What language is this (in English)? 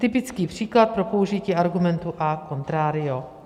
Czech